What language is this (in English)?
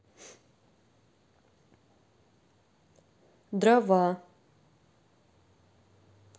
Russian